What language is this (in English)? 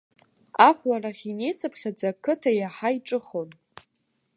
Abkhazian